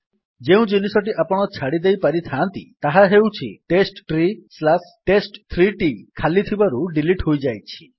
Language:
Odia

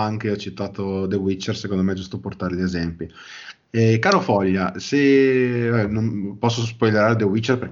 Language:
Italian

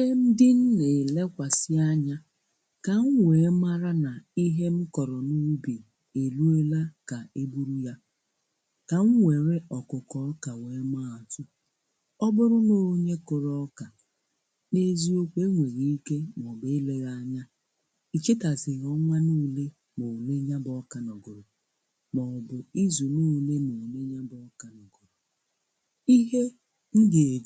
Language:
Igbo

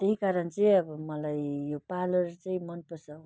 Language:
Nepali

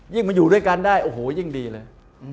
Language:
Thai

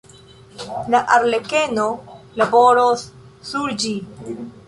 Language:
Esperanto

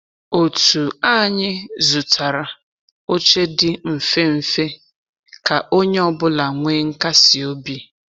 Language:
Igbo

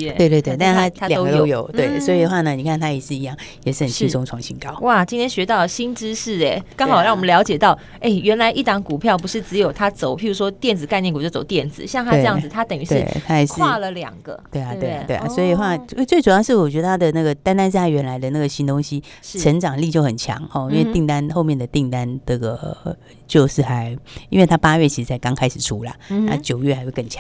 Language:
Chinese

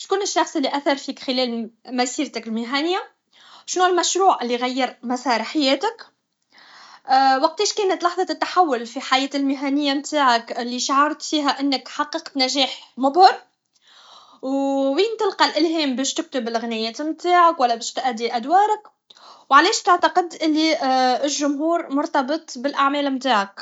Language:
Tunisian Arabic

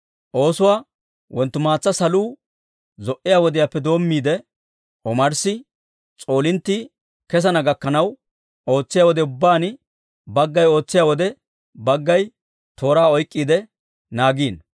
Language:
Dawro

